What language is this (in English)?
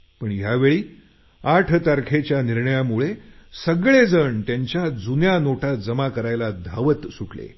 Marathi